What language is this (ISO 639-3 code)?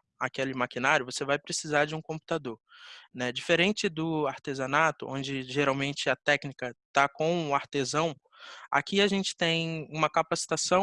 por